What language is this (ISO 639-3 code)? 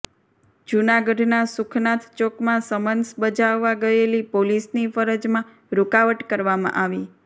guj